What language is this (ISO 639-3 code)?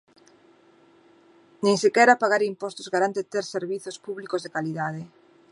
glg